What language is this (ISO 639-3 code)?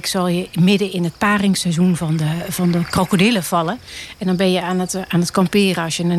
nld